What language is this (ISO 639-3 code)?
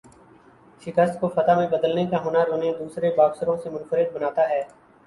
urd